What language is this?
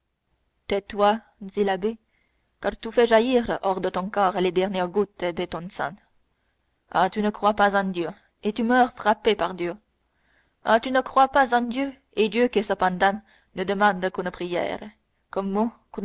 French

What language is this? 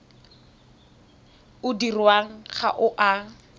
Tswana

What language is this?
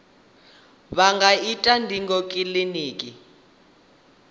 Venda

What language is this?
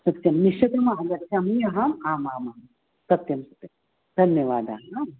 Sanskrit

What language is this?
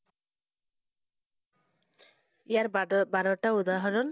Assamese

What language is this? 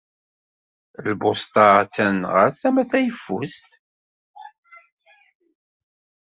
Kabyle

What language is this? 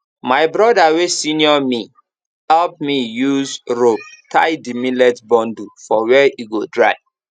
Nigerian Pidgin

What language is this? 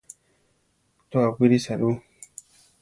Central Tarahumara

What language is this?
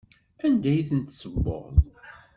Kabyle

